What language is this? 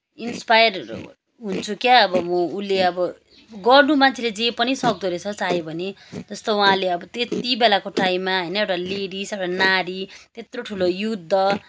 Nepali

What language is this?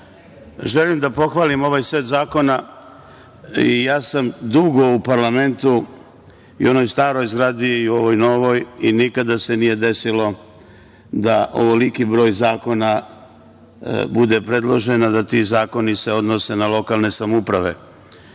Serbian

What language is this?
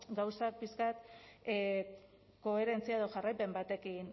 Basque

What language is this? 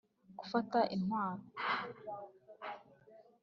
Kinyarwanda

